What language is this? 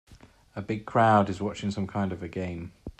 English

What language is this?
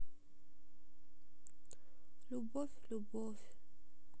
Russian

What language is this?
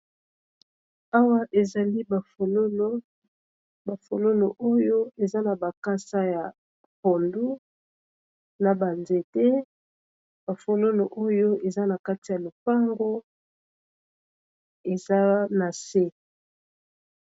Lingala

